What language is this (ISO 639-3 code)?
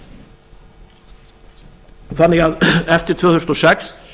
isl